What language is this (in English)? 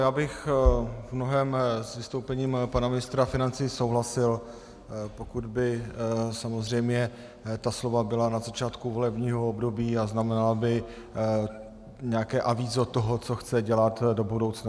Czech